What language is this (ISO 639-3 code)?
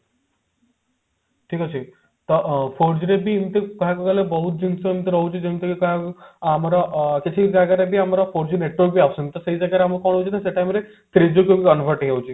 ori